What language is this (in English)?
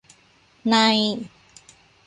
Thai